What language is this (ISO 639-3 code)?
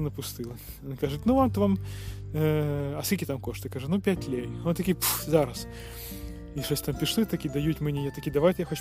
ukr